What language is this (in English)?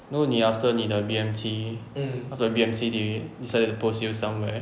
English